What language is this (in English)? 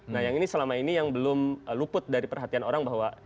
Indonesian